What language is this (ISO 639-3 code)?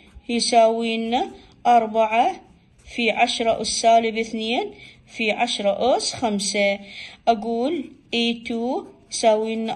ara